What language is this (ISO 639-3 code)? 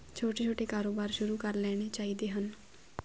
pan